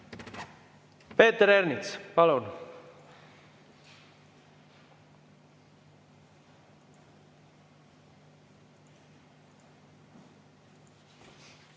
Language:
Estonian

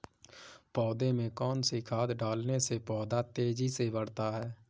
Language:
Hindi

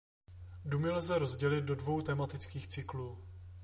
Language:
Czech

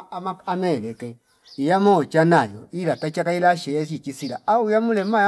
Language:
Fipa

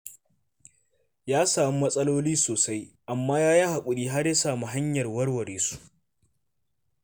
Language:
Hausa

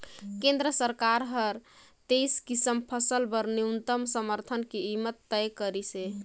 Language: Chhattisgarhi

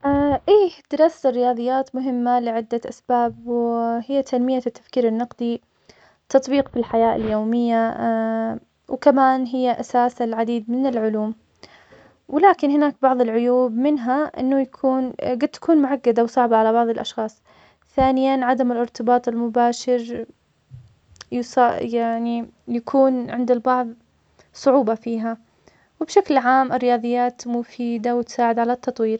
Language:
Omani Arabic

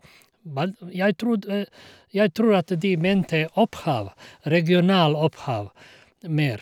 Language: Norwegian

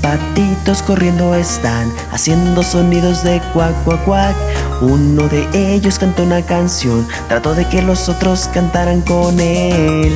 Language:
Spanish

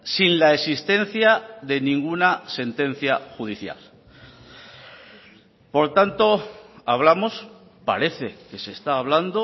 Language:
Spanish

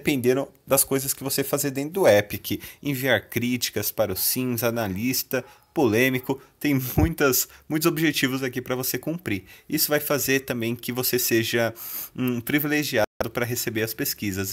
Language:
Portuguese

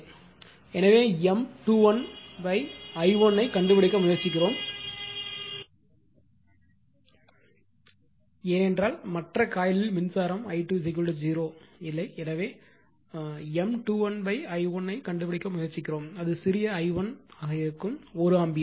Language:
Tamil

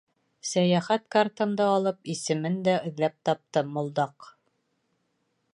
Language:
Bashkir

